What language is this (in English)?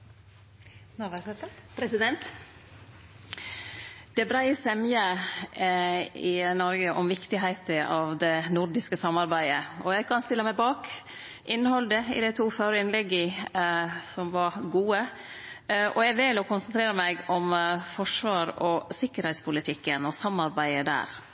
Norwegian